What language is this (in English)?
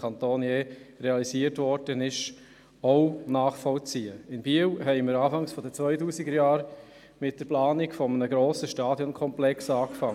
Swiss German